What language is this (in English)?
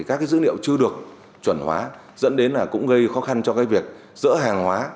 Vietnamese